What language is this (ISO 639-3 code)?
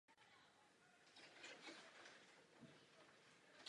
ces